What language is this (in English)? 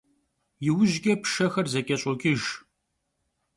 Kabardian